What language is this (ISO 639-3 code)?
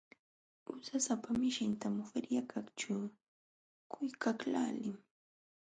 qxw